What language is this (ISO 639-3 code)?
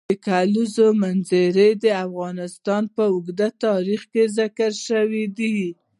pus